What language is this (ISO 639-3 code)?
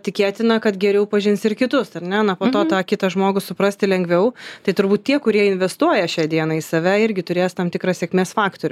lit